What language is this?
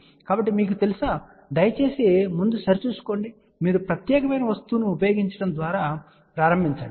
Telugu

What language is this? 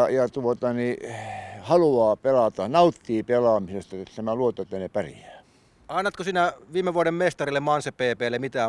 Finnish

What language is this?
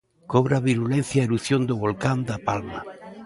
Galician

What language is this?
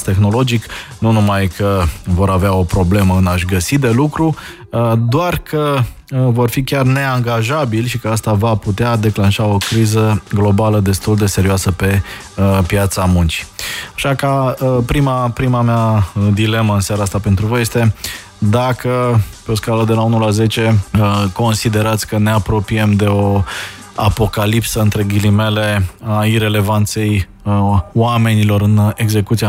Romanian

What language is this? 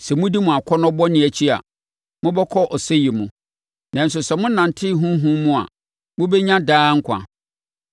Akan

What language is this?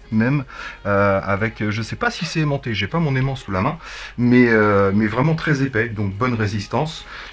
French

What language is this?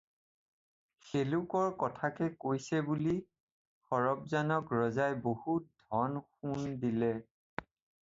Assamese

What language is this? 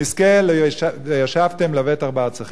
Hebrew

